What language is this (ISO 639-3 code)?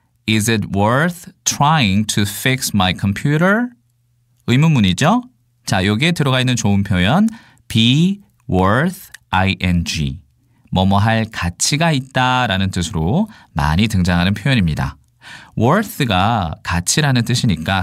kor